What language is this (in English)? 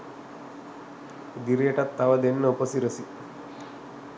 Sinhala